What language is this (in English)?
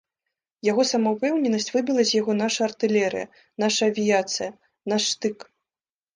Belarusian